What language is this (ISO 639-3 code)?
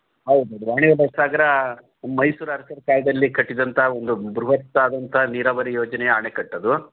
kan